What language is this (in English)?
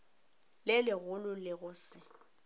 Northern Sotho